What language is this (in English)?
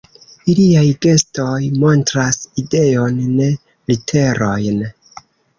Esperanto